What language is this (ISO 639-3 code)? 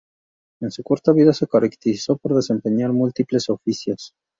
spa